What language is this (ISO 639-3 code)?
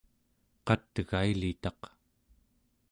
esu